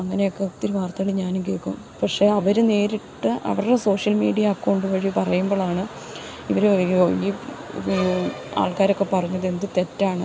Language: Malayalam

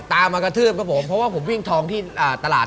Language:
Thai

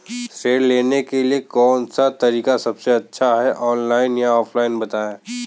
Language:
Hindi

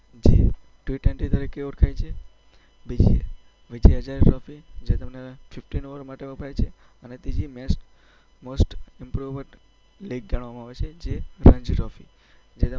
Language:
Gujarati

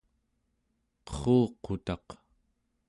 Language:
Central Yupik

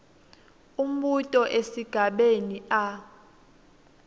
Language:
Swati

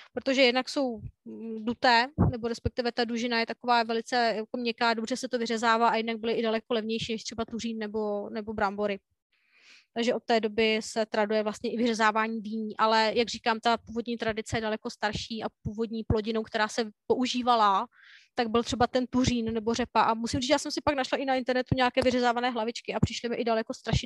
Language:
Czech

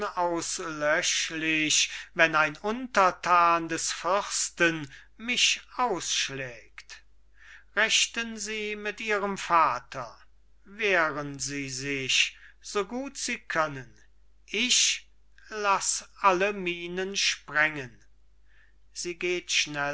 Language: German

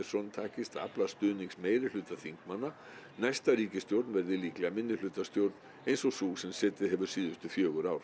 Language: Icelandic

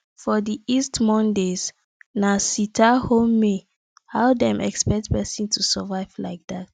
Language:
Nigerian Pidgin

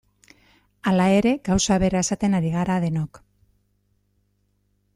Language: Basque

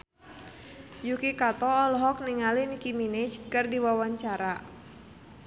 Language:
Sundanese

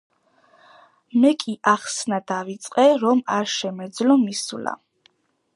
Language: Georgian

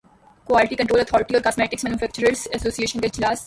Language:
Urdu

